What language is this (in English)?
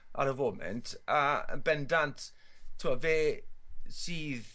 Welsh